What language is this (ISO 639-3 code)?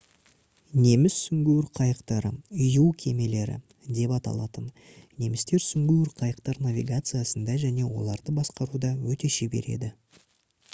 kaz